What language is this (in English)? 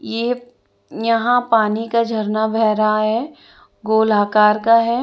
Hindi